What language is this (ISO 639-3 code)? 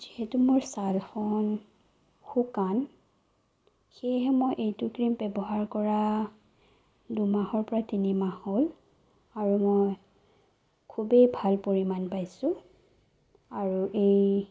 asm